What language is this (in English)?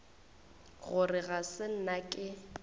Northern Sotho